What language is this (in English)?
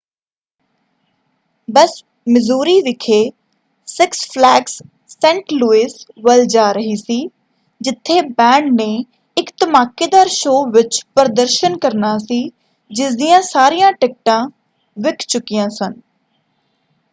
Punjabi